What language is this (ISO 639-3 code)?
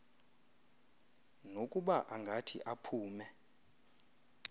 xho